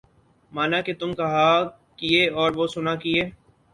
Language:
Urdu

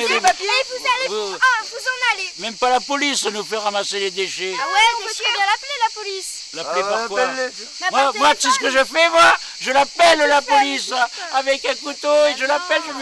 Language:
French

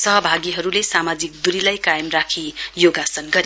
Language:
Nepali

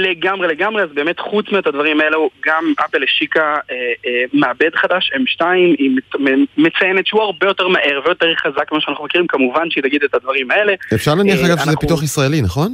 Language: Hebrew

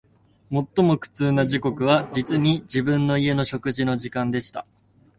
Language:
Japanese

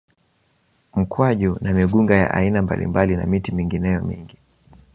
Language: Swahili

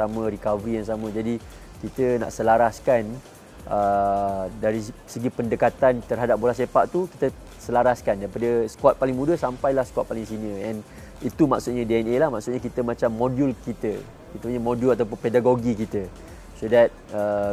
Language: Malay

